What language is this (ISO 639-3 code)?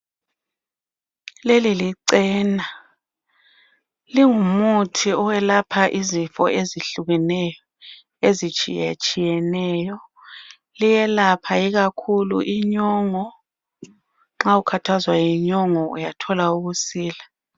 nde